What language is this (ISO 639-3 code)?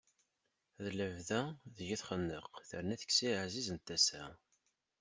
kab